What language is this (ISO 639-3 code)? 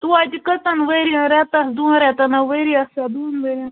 kas